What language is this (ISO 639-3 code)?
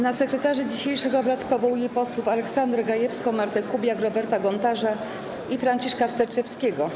pol